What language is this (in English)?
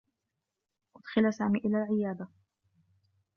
Arabic